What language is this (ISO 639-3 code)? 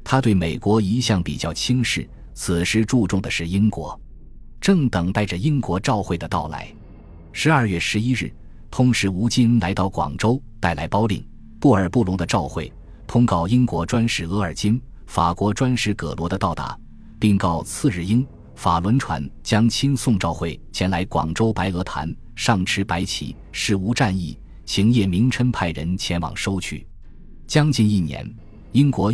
zho